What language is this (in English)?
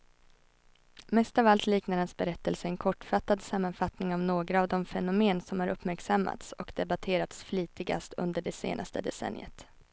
Swedish